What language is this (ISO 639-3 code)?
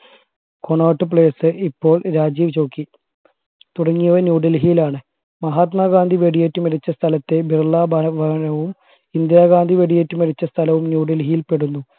mal